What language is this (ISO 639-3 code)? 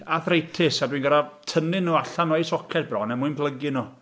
cym